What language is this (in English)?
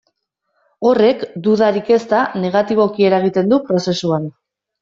Basque